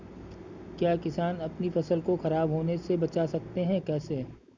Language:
Hindi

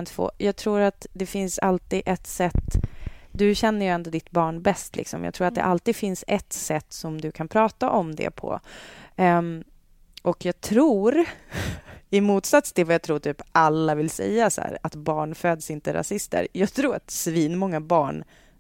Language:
Swedish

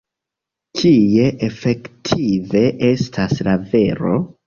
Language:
Esperanto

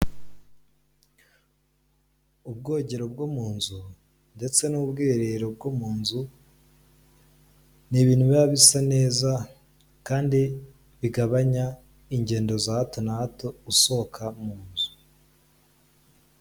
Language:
Kinyarwanda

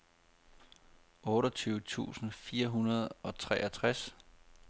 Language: Danish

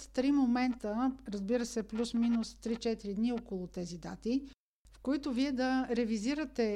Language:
Bulgarian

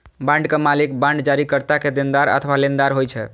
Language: Maithili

